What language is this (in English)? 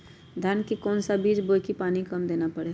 Magahi